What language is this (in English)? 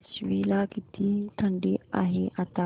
Marathi